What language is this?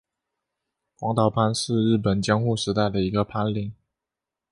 Chinese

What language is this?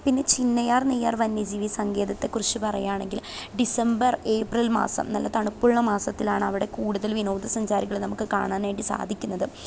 Malayalam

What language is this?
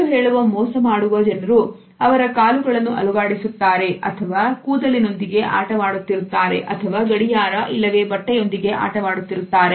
Kannada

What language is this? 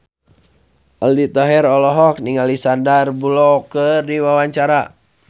Sundanese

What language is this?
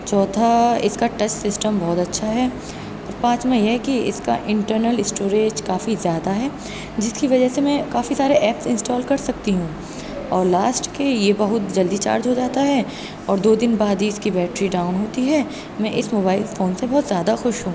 Urdu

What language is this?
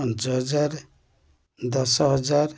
Odia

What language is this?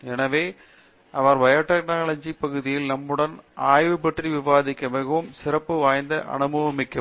Tamil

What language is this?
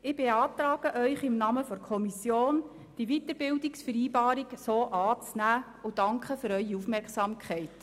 Swiss German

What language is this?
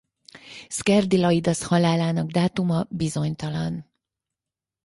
Hungarian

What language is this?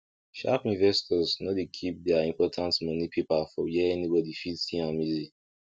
Nigerian Pidgin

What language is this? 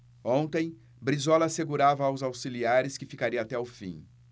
Portuguese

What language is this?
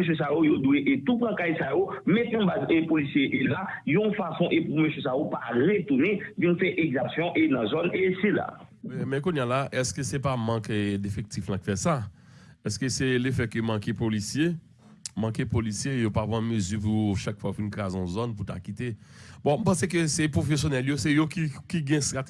French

